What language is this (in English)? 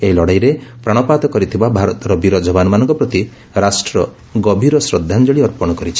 Odia